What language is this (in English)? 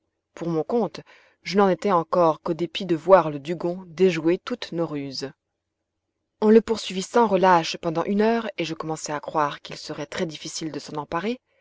French